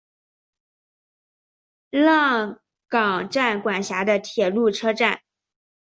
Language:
Chinese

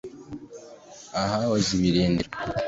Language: Kinyarwanda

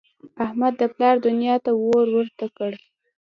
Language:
Pashto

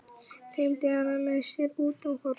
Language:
Icelandic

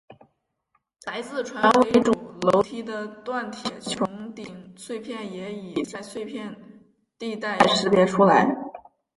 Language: Chinese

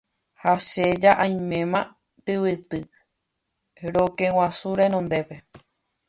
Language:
Guarani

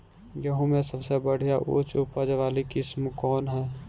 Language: Bhojpuri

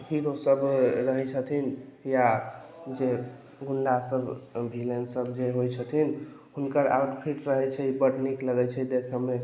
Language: Maithili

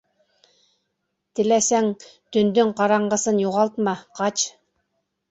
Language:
Bashkir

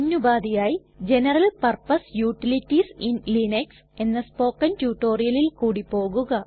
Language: Malayalam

